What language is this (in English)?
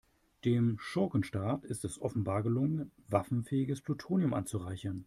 German